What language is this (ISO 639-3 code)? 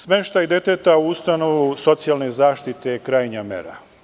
srp